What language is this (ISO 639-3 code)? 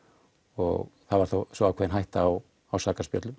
isl